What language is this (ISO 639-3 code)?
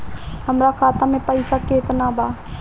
bho